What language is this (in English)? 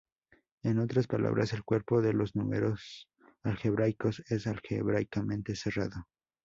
Spanish